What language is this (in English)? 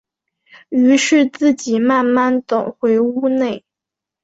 Chinese